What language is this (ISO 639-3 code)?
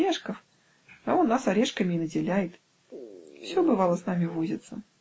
rus